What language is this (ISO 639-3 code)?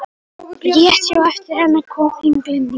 isl